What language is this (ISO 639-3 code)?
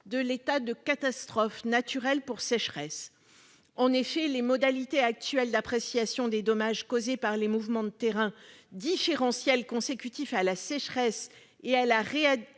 fra